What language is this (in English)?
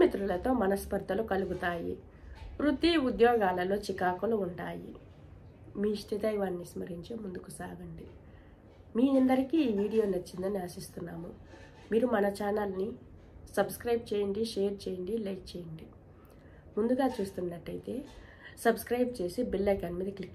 Romanian